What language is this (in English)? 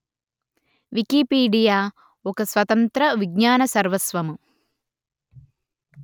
Telugu